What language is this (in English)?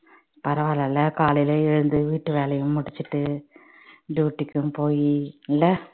Tamil